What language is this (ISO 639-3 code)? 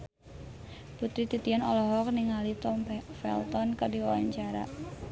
sun